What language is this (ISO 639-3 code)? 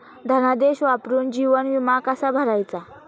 mar